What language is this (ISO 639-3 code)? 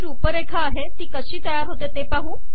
mar